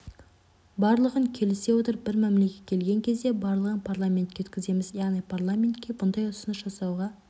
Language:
Kazakh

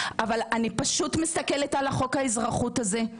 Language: Hebrew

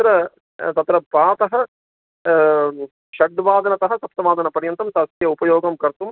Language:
Sanskrit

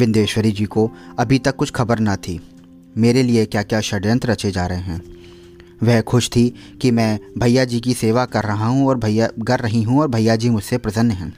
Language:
Hindi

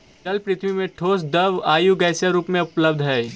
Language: Magahi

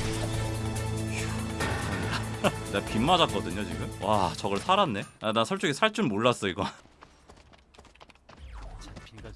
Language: Korean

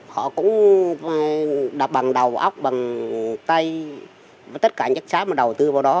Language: Vietnamese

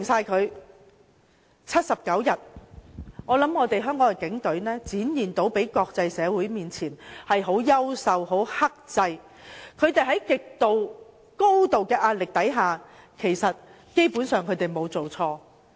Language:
Cantonese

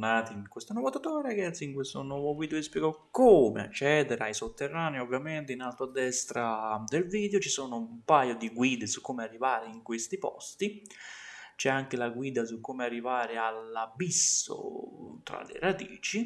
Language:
Italian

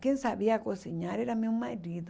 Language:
Portuguese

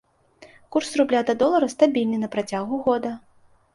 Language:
Belarusian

